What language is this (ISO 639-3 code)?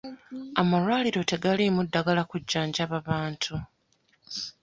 lug